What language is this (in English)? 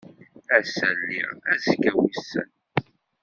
Kabyle